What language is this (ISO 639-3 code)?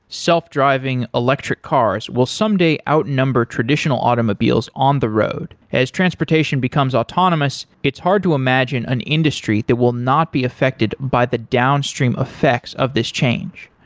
eng